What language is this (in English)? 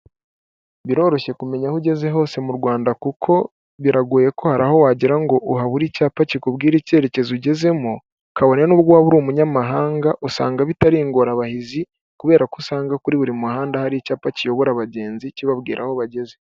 Kinyarwanda